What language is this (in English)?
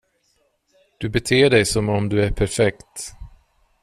Swedish